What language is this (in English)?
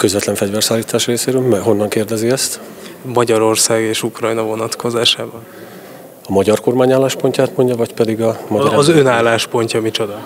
Hungarian